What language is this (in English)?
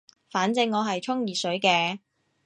Cantonese